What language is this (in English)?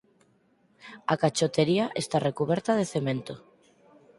Galician